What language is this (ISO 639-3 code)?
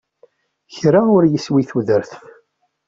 kab